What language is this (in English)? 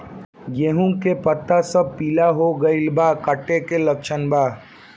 Bhojpuri